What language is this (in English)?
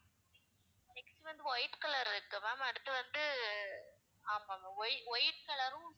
Tamil